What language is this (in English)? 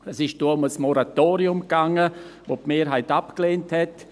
Swiss German